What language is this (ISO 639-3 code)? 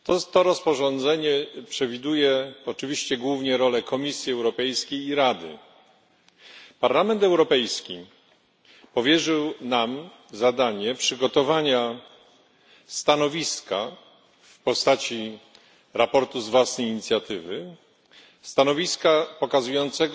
pol